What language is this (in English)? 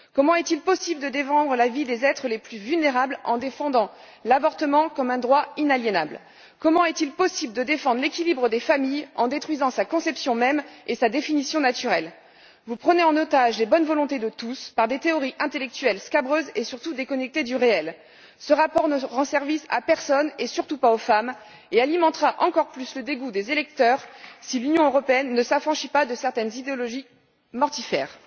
French